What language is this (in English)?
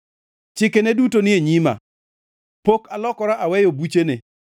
Luo (Kenya and Tanzania)